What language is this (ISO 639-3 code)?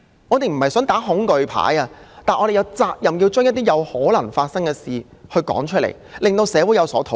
yue